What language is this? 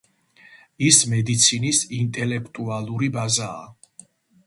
Georgian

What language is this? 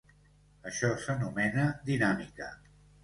Catalan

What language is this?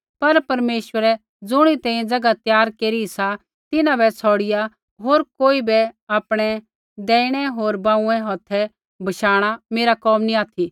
Kullu Pahari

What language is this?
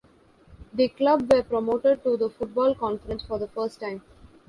English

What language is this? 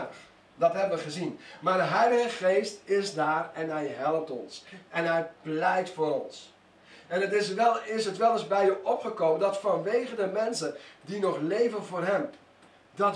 Dutch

